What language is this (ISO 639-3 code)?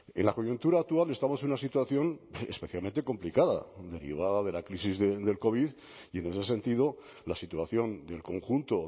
spa